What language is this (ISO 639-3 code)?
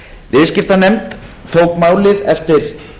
isl